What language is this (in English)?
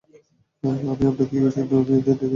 Bangla